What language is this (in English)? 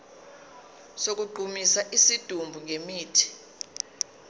Zulu